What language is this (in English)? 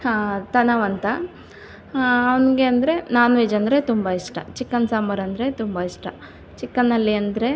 Kannada